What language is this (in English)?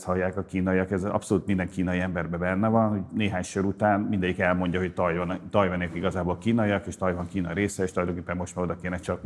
Hungarian